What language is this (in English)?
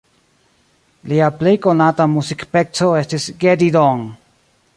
Esperanto